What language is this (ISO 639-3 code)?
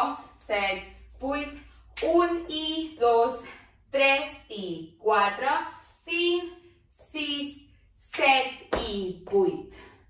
por